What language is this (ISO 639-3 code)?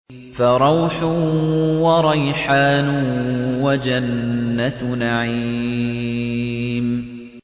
ara